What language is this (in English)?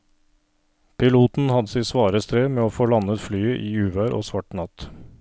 Norwegian